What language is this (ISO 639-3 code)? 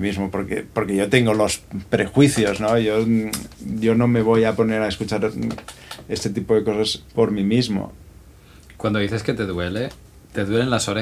spa